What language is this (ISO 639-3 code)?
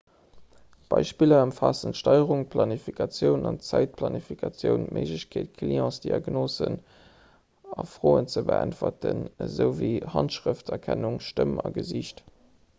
ltz